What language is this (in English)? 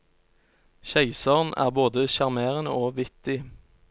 Norwegian